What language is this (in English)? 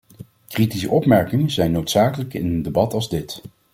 Dutch